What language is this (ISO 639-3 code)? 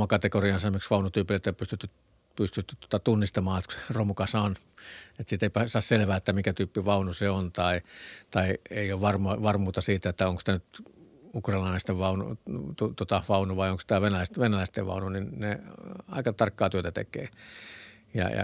fin